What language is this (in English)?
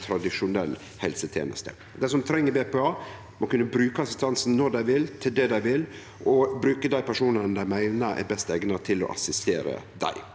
Norwegian